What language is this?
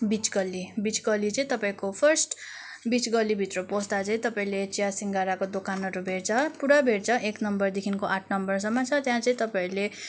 Nepali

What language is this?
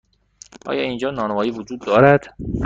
Persian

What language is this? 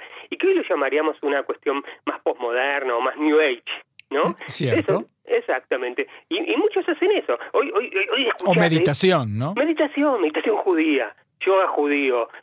Spanish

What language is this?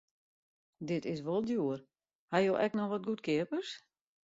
Western Frisian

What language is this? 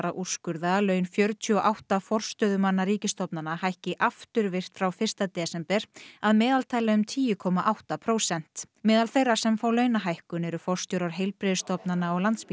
Icelandic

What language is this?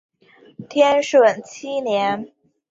Chinese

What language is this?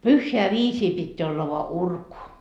Finnish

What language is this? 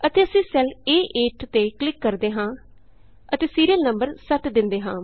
Punjabi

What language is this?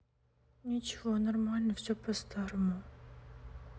Russian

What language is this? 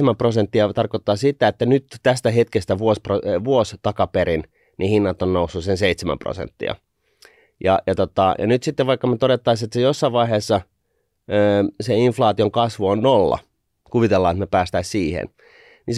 Finnish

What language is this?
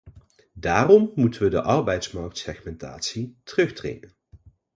Dutch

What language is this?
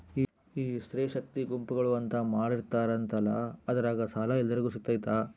Kannada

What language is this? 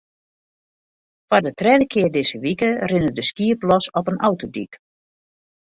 Western Frisian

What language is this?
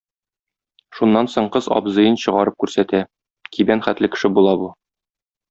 Tatar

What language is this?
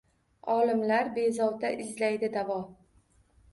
Uzbek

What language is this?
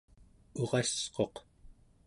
Central Yupik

